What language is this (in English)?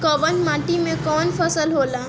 Bhojpuri